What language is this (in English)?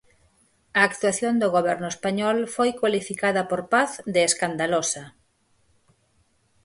Galician